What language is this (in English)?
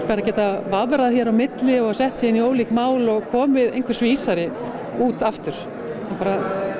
Icelandic